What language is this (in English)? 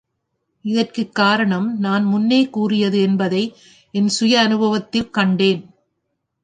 Tamil